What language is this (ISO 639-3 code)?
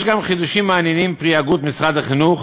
heb